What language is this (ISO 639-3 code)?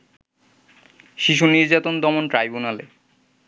ben